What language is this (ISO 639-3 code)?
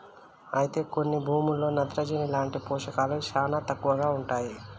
tel